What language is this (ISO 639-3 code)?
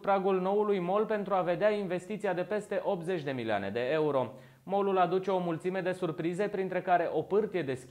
ron